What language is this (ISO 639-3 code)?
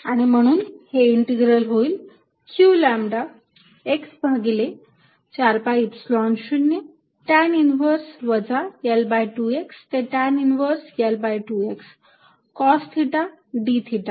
mar